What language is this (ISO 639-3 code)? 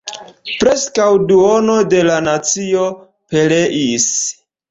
epo